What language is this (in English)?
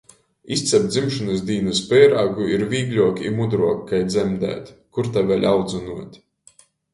Latgalian